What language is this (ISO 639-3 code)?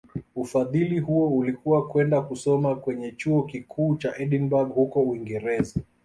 swa